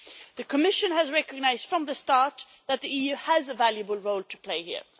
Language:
English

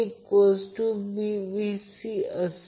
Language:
Marathi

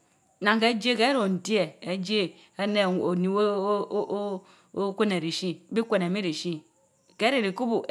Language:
Mbe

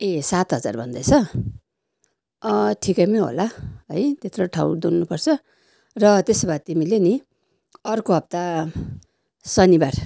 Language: Nepali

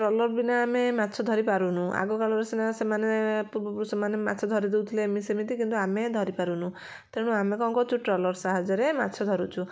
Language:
Odia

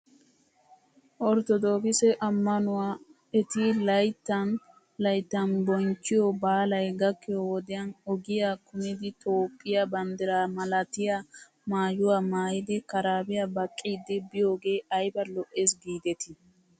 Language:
Wolaytta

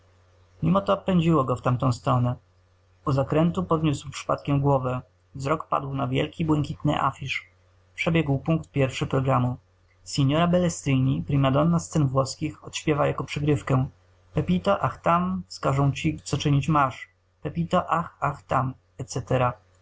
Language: Polish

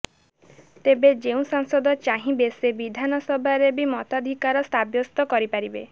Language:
Odia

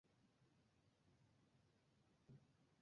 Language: Bangla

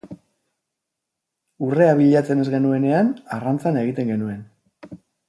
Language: Basque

